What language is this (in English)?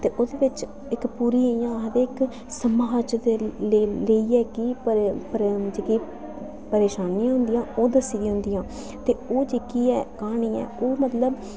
Dogri